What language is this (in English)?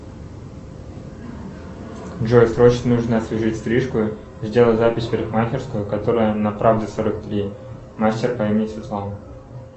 Russian